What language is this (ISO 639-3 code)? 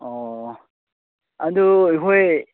mni